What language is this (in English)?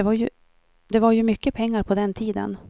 Swedish